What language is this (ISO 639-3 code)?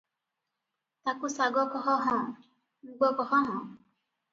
ori